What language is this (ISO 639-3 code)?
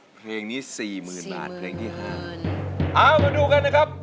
tha